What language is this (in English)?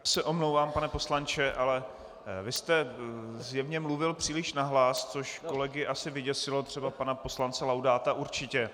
Czech